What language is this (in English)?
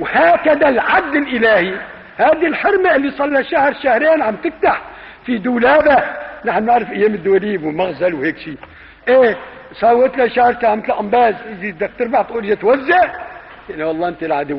Arabic